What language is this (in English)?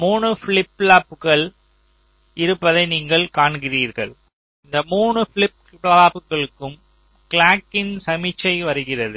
Tamil